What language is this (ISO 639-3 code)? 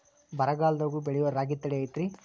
kan